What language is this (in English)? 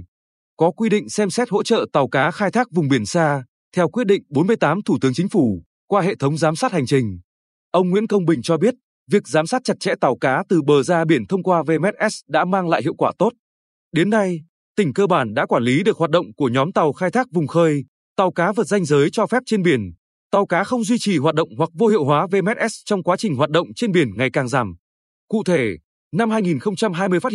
Vietnamese